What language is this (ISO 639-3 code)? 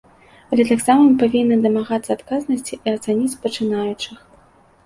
bel